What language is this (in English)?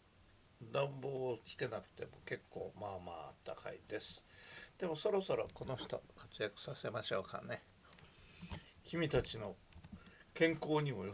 Japanese